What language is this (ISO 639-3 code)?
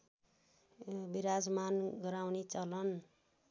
nep